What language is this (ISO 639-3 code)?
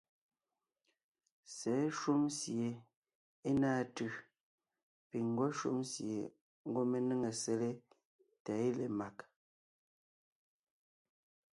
nnh